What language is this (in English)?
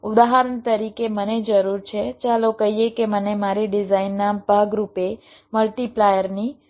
Gujarati